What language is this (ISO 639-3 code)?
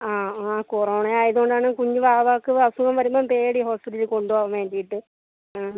mal